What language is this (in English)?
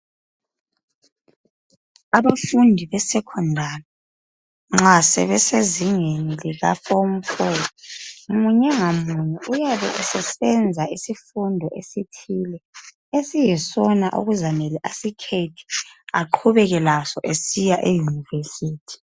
North Ndebele